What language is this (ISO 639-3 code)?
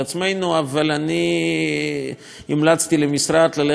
heb